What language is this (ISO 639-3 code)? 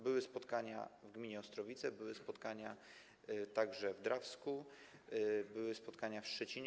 pol